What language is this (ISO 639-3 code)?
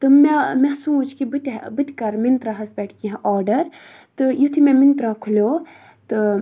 kas